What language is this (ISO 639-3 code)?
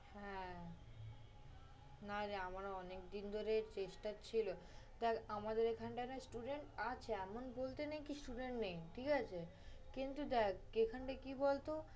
ben